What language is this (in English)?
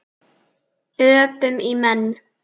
Icelandic